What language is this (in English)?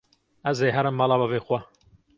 Kurdish